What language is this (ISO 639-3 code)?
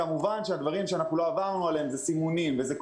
heb